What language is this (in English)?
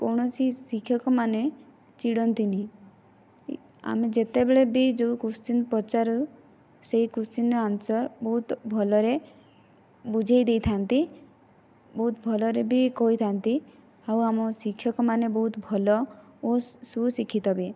Odia